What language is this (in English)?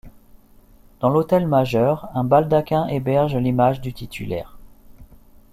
French